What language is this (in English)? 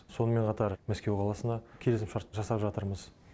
Kazakh